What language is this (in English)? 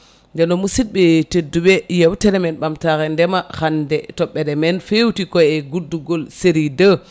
Fula